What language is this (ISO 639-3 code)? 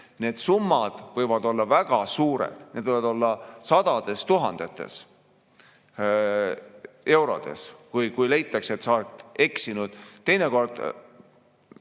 est